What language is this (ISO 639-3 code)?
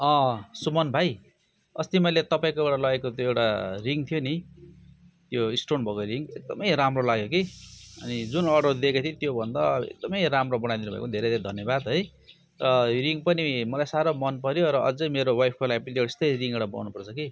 nep